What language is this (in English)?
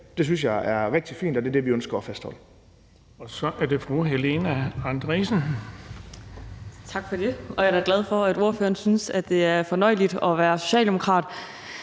Danish